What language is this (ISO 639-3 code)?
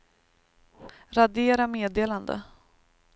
swe